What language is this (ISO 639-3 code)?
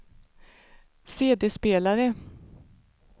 swe